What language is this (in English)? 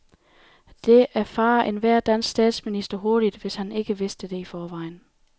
Danish